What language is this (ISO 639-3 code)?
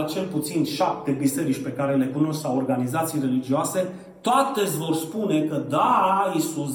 ron